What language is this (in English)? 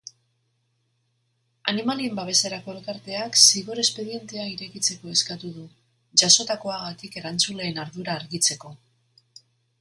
Basque